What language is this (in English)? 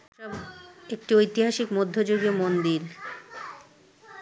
Bangla